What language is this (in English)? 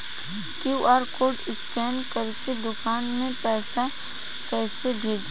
Bhojpuri